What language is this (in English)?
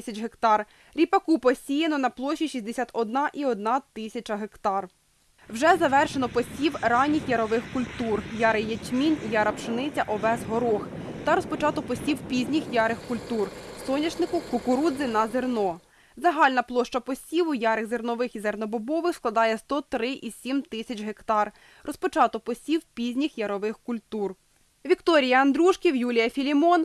Ukrainian